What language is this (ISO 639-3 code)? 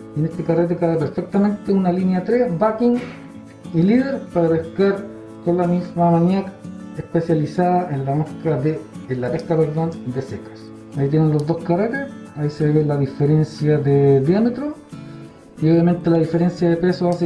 spa